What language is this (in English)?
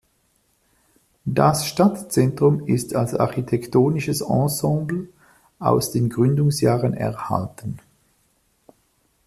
German